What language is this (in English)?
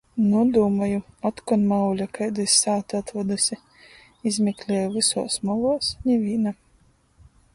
Latgalian